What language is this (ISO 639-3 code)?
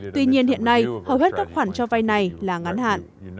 vie